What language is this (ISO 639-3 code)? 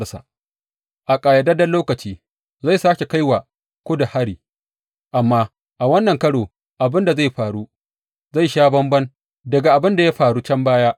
hau